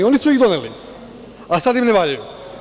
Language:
Serbian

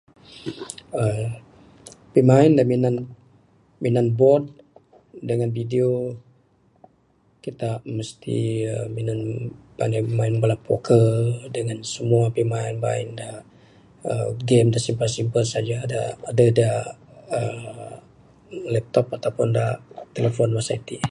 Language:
Bukar-Sadung Bidayuh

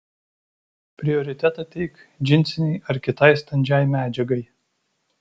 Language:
Lithuanian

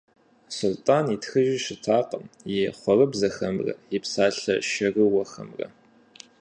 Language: Kabardian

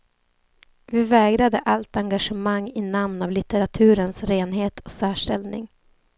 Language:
Swedish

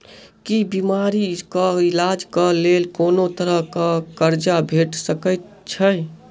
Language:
Maithili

